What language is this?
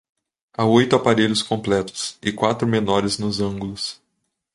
Portuguese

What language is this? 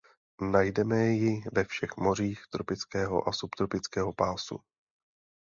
Czech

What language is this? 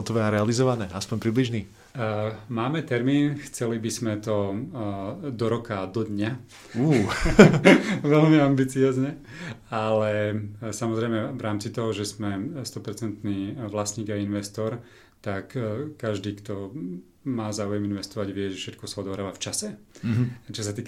Slovak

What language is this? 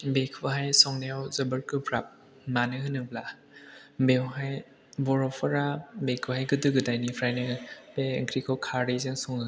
Bodo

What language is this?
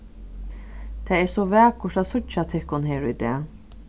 Faroese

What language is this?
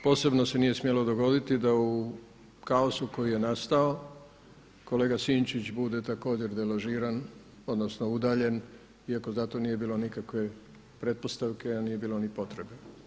Croatian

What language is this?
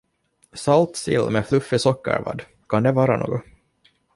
Swedish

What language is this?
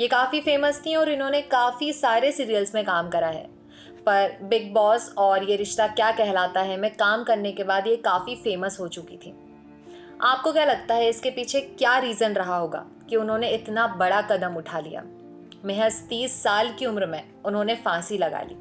Hindi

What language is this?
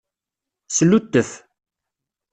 Kabyle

